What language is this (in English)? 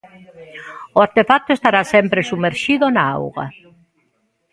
Galician